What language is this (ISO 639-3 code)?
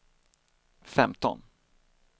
swe